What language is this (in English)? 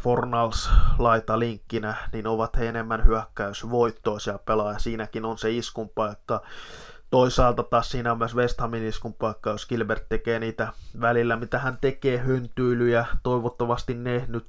Finnish